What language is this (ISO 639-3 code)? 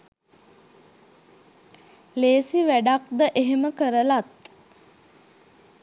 sin